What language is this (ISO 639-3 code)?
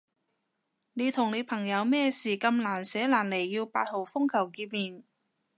yue